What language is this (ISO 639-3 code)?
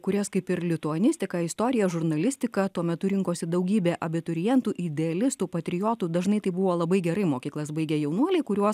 lit